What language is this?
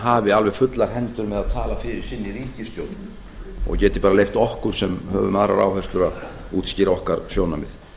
Icelandic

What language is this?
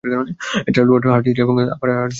Bangla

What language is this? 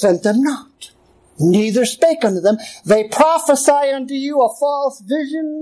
English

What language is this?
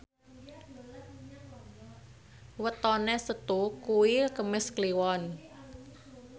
Javanese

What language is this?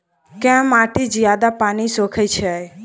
Maithili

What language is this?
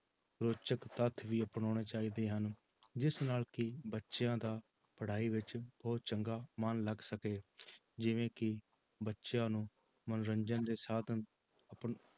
Punjabi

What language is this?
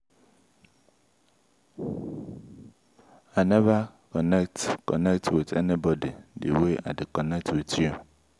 Nigerian Pidgin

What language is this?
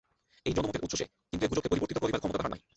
Bangla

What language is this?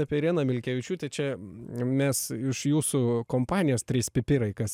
Lithuanian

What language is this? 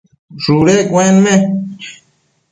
Matsés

